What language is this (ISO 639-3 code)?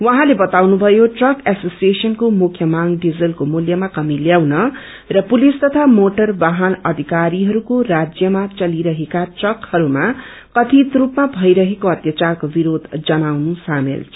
nep